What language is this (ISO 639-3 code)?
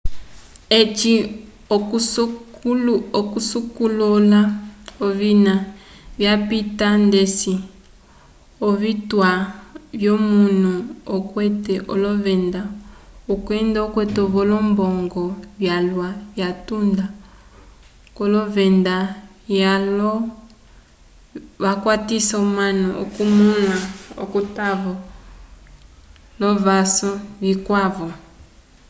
umb